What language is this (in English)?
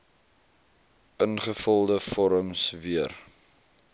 Afrikaans